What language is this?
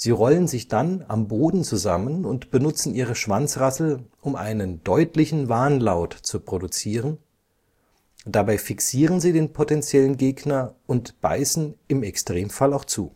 German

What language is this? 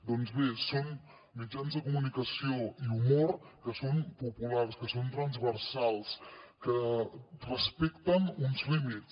Catalan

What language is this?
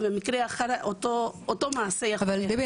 Hebrew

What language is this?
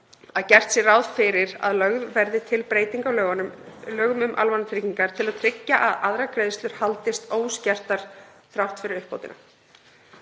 Icelandic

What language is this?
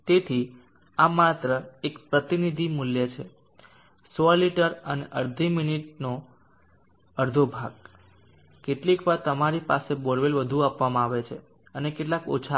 Gujarati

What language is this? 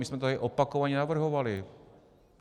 Czech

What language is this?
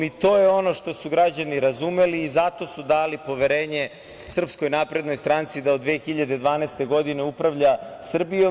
Serbian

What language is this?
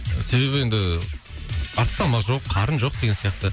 Kazakh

